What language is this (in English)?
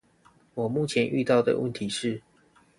Chinese